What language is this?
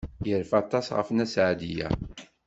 Kabyle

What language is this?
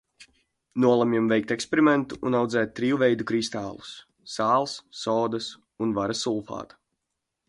Latvian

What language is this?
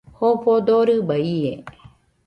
Nüpode Huitoto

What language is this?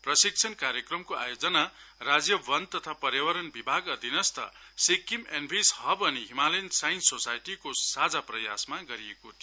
Nepali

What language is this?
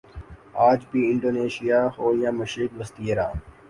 Urdu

